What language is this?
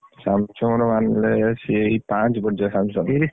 Odia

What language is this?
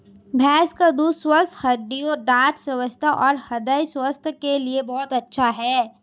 Hindi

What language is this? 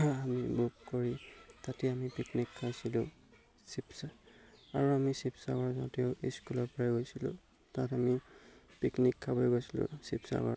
Assamese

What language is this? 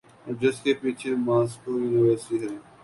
Urdu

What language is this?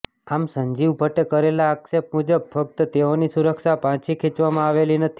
Gujarati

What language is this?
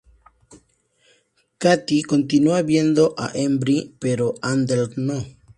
Spanish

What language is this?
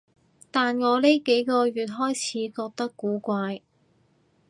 Cantonese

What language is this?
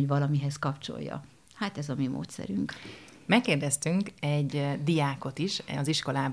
Hungarian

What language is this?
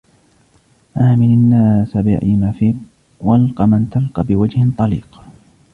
Arabic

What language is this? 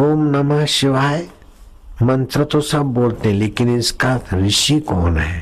Hindi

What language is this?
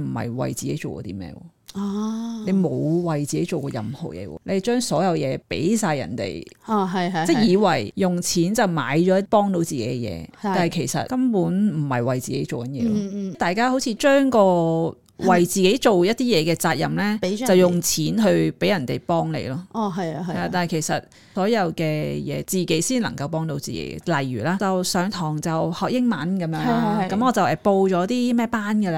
Chinese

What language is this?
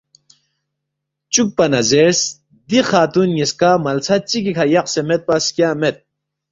Balti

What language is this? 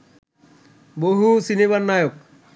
Bangla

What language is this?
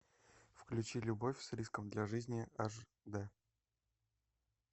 Russian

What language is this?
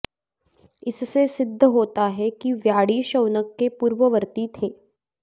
Sanskrit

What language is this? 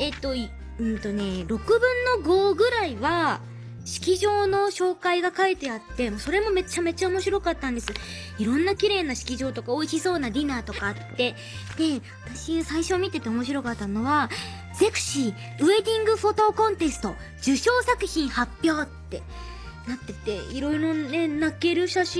Japanese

